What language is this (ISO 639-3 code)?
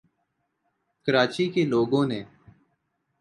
urd